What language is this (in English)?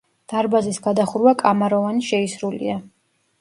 Georgian